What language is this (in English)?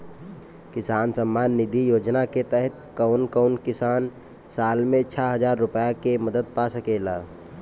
Bhojpuri